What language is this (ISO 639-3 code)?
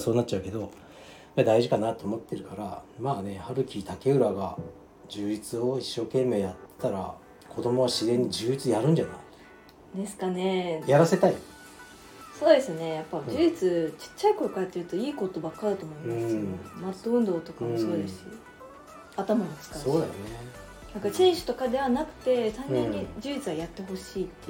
jpn